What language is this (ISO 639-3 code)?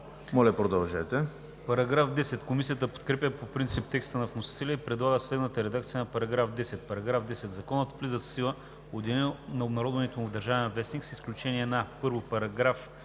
bul